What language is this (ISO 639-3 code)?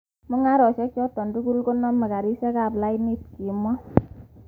kln